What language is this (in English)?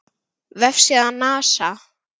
Icelandic